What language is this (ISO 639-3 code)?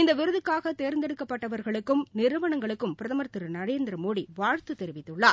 tam